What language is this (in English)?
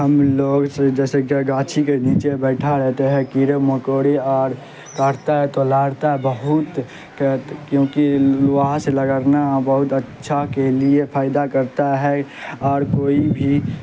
Urdu